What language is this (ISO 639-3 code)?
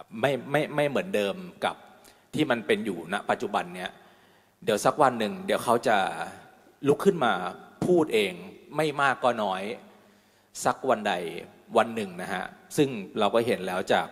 tha